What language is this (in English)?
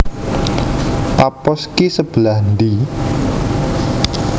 Javanese